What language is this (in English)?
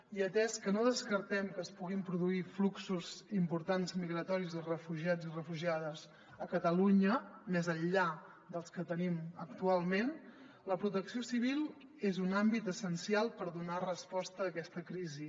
Catalan